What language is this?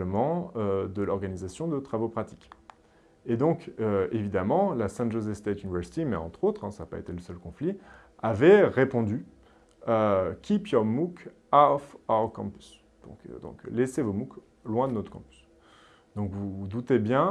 French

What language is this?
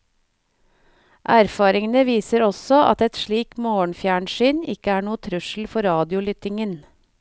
Norwegian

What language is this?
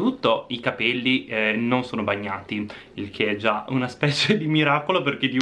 Italian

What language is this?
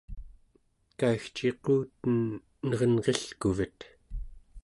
Central Yupik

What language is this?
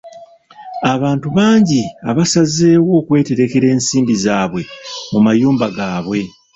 Ganda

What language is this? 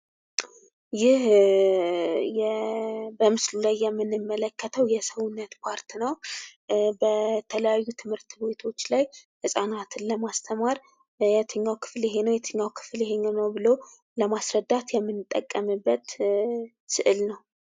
Amharic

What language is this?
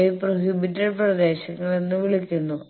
Malayalam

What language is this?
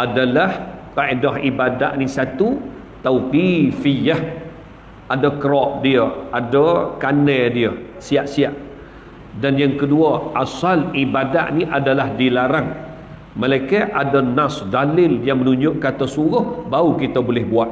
Malay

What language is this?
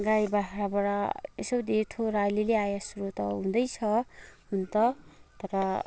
Nepali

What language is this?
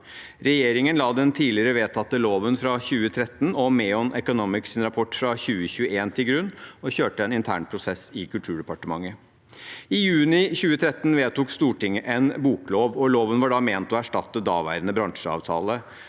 Norwegian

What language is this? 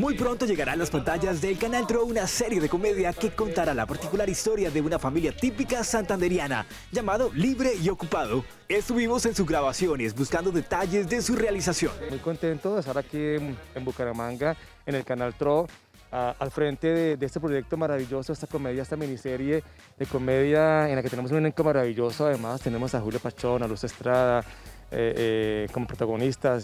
Spanish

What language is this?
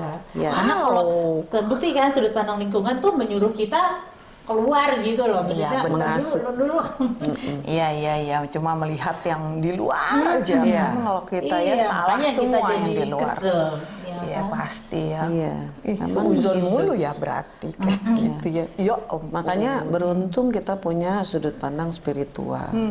Indonesian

